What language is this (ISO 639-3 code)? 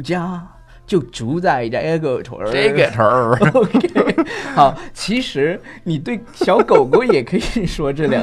zho